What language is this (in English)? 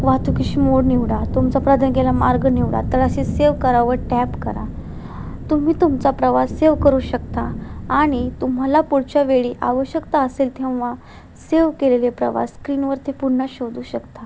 Marathi